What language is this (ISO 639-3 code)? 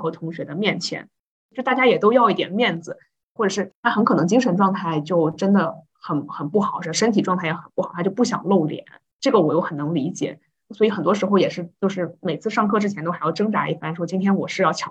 zho